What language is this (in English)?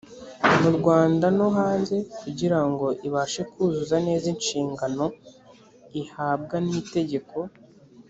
Kinyarwanda